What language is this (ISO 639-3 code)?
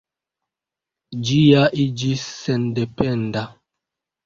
epo